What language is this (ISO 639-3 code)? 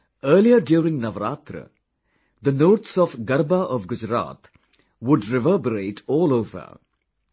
eng